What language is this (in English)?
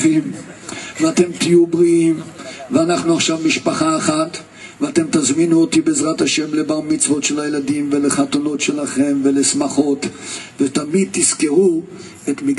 Hebrew